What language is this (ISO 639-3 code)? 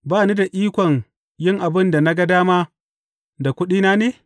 hau